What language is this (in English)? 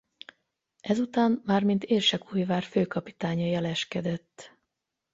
Hungarian